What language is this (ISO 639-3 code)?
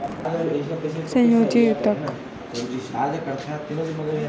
hne